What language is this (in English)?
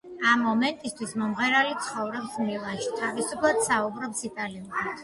Georgian